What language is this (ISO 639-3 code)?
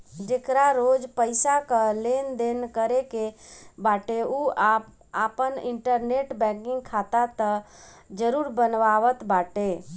bho